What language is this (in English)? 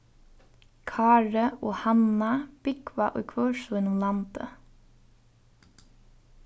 Faroese